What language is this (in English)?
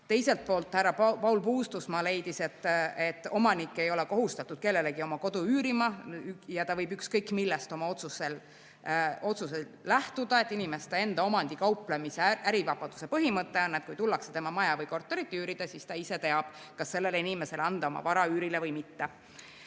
Estonian